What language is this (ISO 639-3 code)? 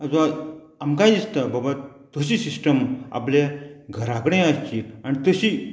kok